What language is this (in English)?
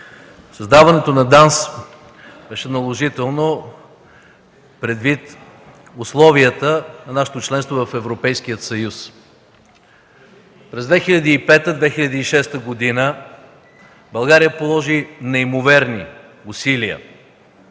Bulgarian